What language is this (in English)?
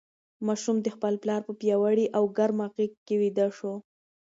Pashto